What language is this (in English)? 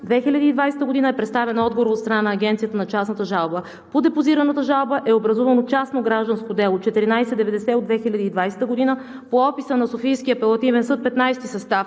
Bulgarian